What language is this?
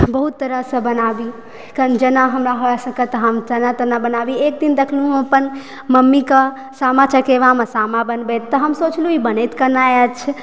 Maithili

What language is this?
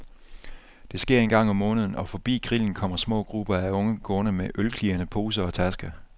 Danish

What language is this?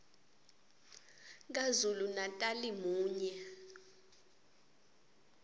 Swati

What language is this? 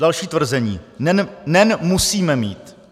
Czech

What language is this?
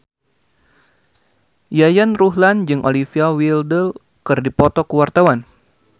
Sundanese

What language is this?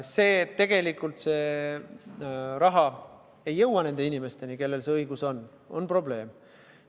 Estonian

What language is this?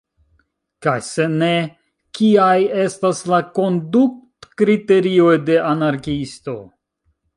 Esperanto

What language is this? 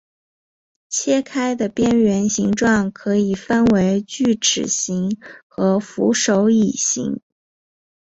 Chinese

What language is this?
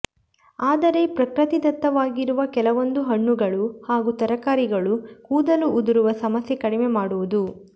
Kannada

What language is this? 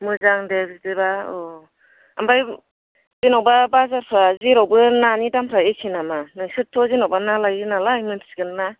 Bodo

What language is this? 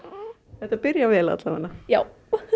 Icelandic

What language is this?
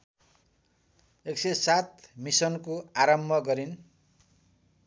Nepali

